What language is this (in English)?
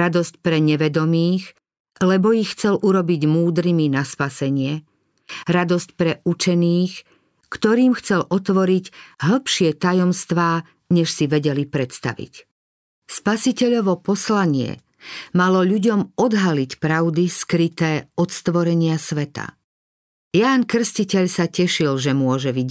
Slovak